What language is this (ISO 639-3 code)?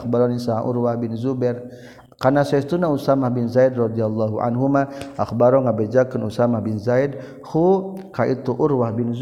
msa